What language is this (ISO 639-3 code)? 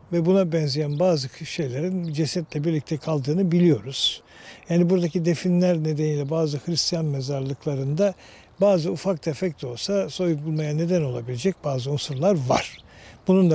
tur